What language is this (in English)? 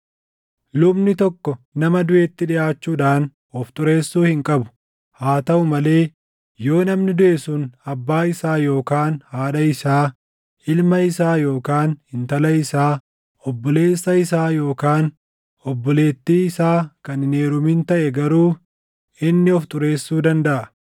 Oromo